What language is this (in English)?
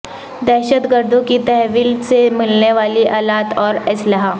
Urdu